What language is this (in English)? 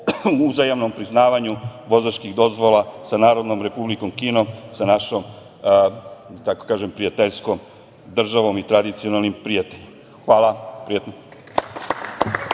Serbian